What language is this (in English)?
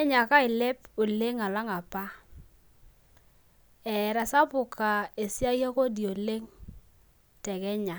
Masai